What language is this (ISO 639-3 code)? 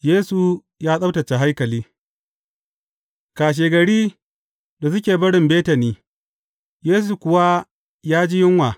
hau